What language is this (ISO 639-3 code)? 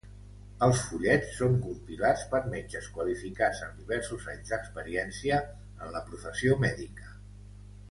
cat